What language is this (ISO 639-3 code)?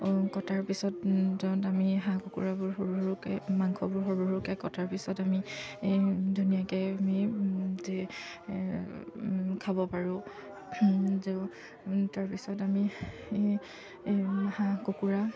asm